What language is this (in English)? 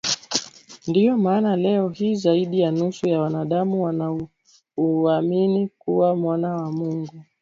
Swahili